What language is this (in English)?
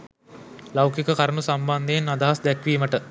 Sinhala